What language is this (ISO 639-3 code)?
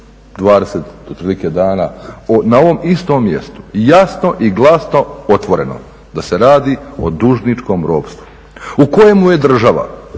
hrv